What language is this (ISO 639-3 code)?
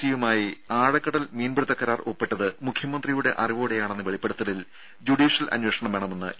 mal